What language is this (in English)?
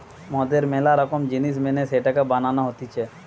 Bangla